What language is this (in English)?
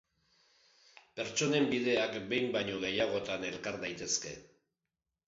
Basque